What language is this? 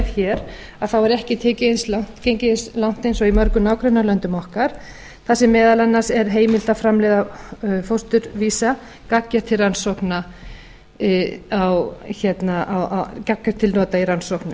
Icelandic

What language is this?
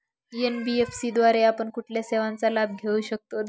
Marathi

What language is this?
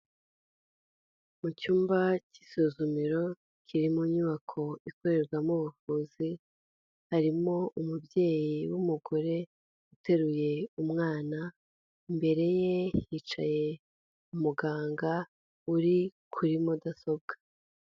Kinyarwanda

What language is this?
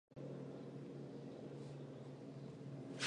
Chinese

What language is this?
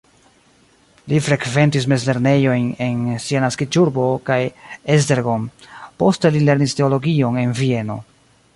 Esperanto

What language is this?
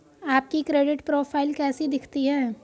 Hindi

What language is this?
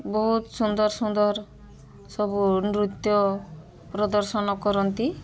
Odia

